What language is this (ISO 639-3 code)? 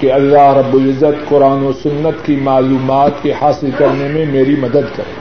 urd